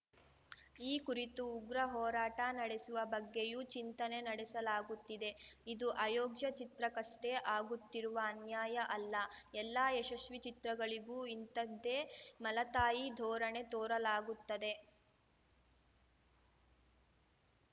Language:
Kannada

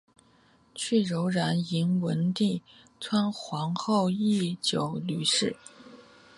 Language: Chinese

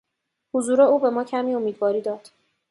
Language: Persian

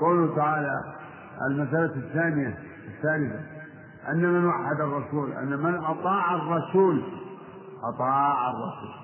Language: Arabic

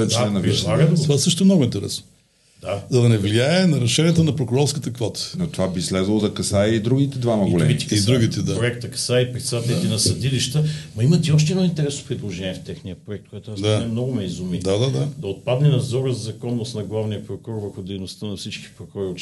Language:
Bulgarian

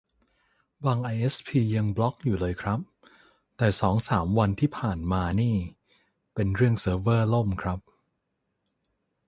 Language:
Thai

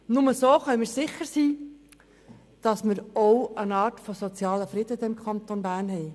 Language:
Swiss German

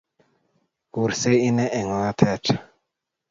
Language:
Kalenjin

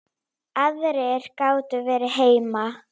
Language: Icelandic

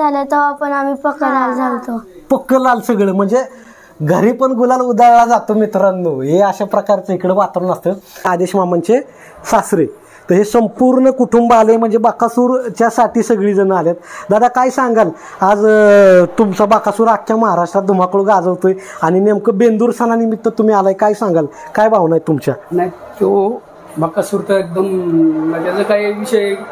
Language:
Marathi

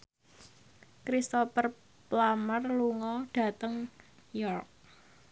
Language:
Javanese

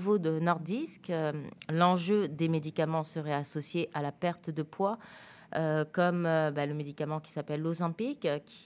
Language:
French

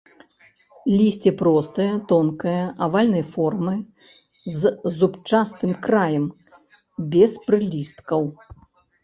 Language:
Belarusian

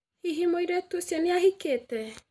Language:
Kikuyu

